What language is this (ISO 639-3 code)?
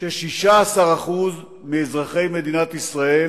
heb